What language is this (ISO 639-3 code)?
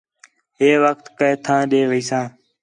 xhe